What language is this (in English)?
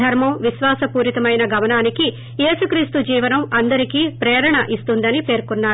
Telugu